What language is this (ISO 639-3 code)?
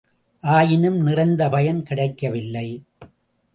tam